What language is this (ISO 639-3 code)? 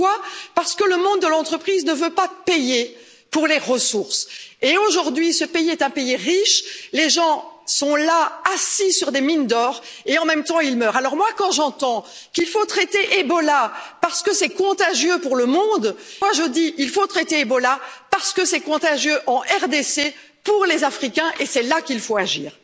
fra